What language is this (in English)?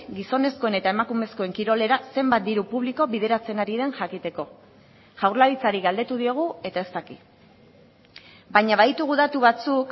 Basque